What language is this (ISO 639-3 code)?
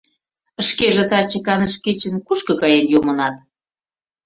chm